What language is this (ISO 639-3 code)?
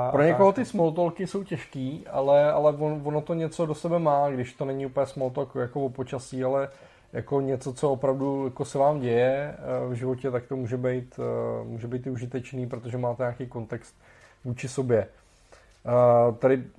ces